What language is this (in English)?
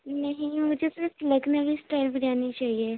Urdu